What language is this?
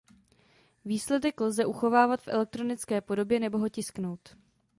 Czech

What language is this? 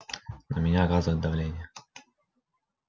Russian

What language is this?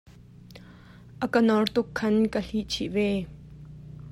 Hakha Chin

